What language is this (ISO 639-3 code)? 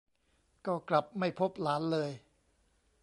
tha